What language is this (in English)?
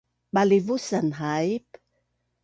Bunun